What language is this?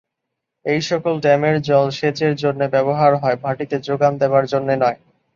Bangla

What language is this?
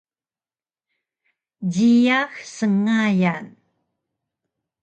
Taroko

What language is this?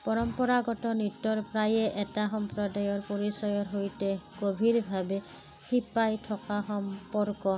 Assamese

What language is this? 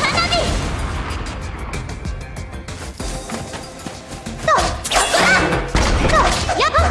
Japanese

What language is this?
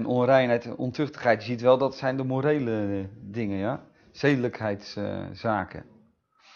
Dutch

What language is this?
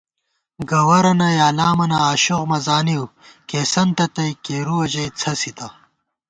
Gawar-Bati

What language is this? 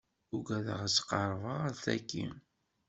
Kabyle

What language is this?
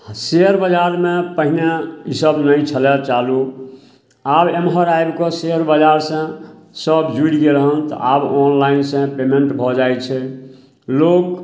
Maithili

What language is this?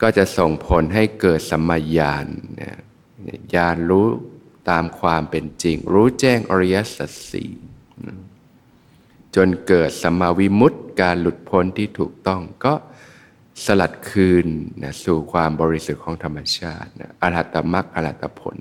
Thai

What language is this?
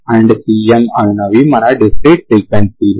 Telugu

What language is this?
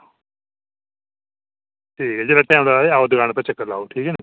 Dogri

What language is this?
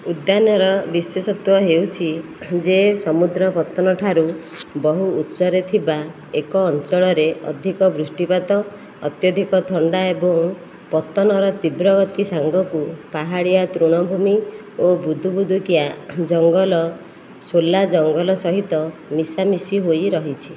Odia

